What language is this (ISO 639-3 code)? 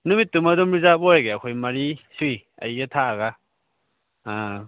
mni